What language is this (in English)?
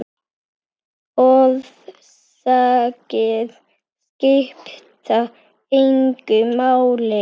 Icelandic